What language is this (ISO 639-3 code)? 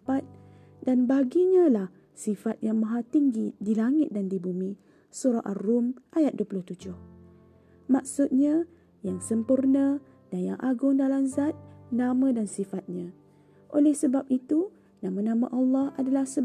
msa